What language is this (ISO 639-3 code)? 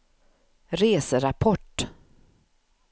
swe